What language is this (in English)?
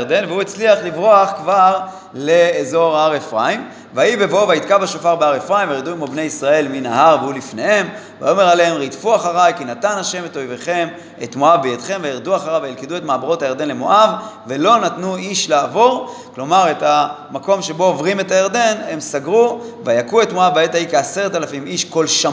Hebrew